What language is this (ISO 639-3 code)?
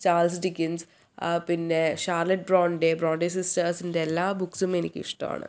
mal